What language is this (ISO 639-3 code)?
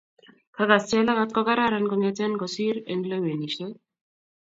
kln